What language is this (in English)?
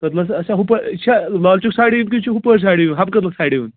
Kashmiri